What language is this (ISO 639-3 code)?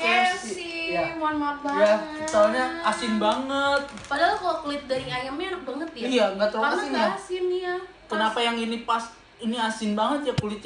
ind